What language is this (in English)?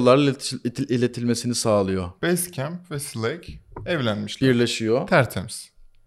Turkish